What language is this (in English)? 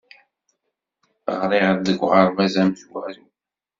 Kabyle